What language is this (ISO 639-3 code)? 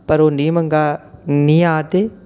doi